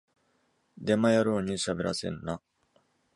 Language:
Japanese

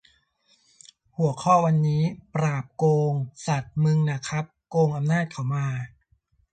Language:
Thai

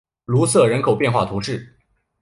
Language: Chinese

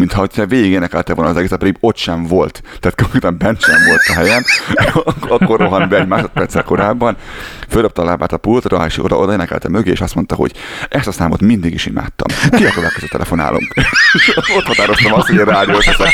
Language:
Hungarian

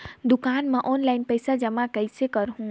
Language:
Chhattisgarhi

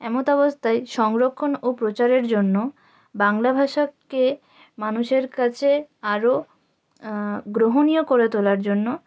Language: Bangla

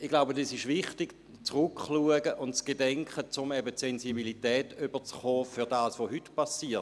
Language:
Swiss German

